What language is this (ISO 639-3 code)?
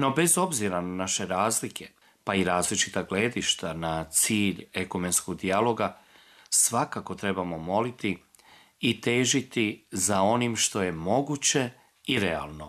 hrv